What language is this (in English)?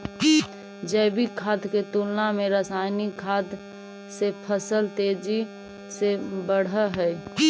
Magahi